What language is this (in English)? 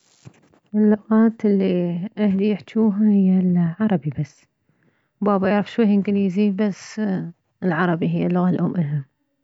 Mesopotamian Arabic